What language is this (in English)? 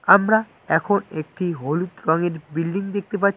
Bangla